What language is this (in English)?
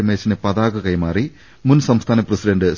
Malayalam